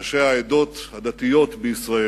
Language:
Hebrew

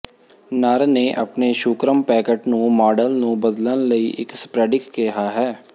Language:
Punjabi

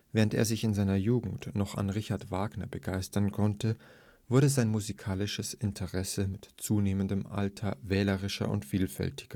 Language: German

